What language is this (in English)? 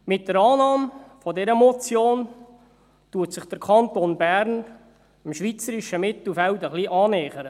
Swiss German